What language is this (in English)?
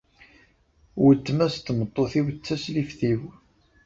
Kabyle